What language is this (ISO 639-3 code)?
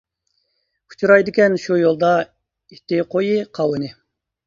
uig